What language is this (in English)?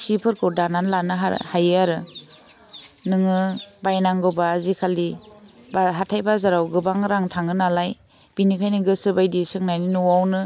Bodo